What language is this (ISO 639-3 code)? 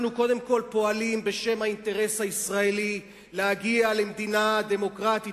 heb